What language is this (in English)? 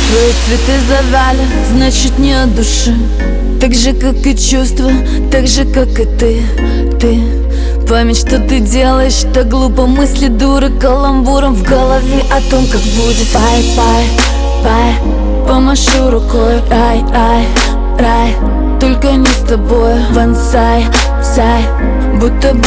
Ukrainian